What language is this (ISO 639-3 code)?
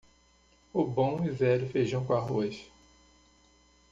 por